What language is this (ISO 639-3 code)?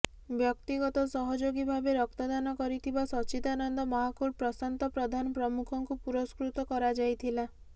ori